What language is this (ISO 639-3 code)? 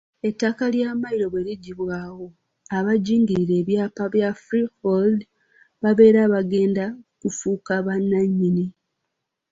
lug